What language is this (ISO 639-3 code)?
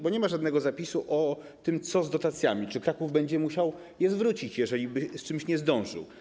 pol